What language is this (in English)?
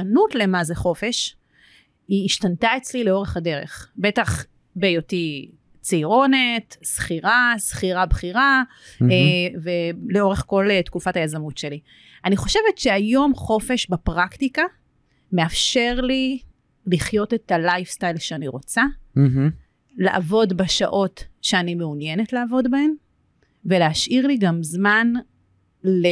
Hebrew